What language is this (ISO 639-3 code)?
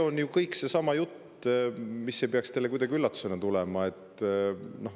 est